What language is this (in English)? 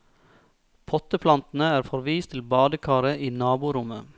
Norwegian